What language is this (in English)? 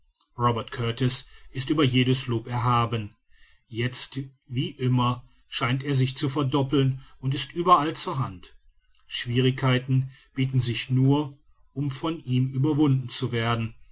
German